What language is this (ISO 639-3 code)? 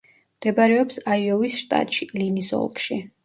kat